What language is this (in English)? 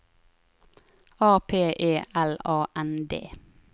Norwegian